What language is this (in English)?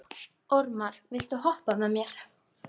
Icelandic